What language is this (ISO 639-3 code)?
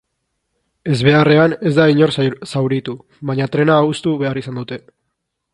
eus